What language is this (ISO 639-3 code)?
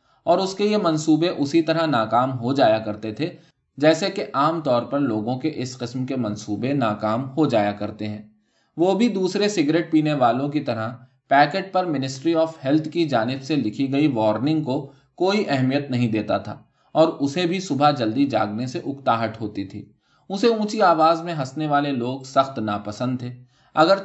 urd